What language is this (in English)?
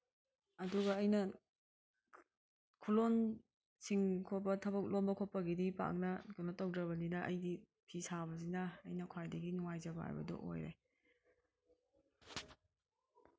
Manipuri